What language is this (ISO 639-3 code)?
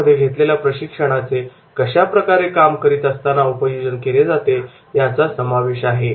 mar